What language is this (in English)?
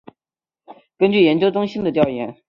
Chinese